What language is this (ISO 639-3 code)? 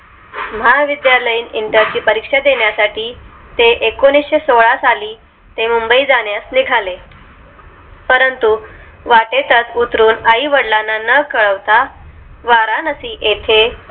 mar